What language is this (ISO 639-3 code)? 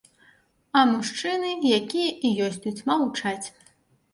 bel